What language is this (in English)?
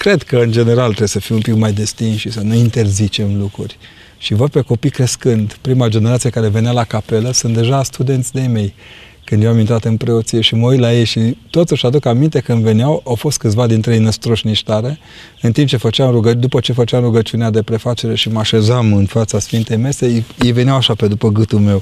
Romanian